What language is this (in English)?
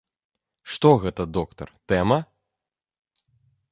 Belarusian